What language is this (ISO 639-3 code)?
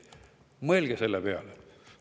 est